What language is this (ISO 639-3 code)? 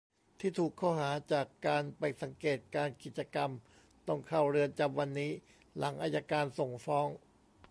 tha